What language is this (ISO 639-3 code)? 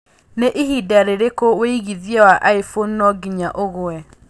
kik